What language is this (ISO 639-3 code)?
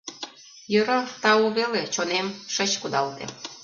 chm